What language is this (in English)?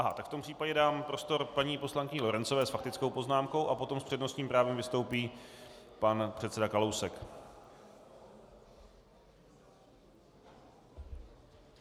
Czech